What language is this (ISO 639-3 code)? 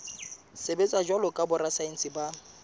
sot